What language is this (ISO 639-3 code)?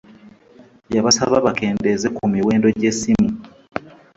lug